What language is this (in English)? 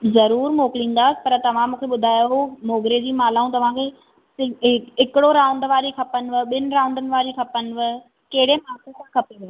Sindhi